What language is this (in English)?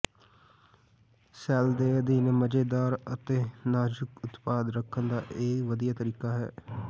Punjabi